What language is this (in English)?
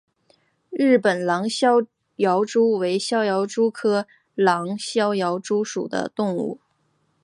Chinese